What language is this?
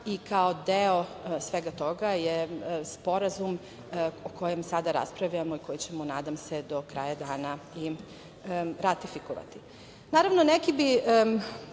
Serbian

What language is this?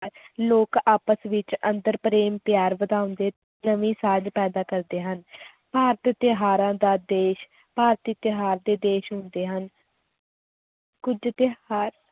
Punjabi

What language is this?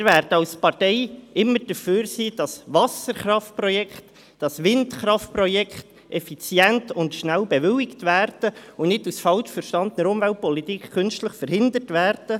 Swiss German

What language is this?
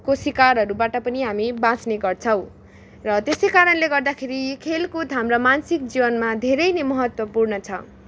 Nepali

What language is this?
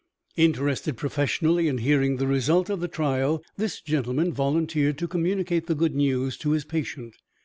English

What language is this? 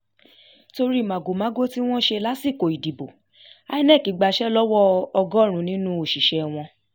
Yoruba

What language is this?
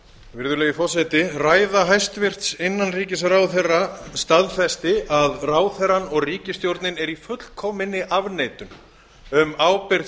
Icelandic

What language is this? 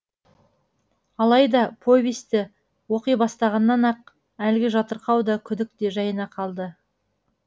Kazakh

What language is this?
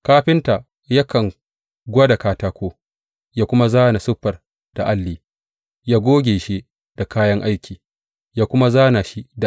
Hausa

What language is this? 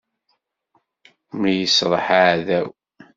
Kabyle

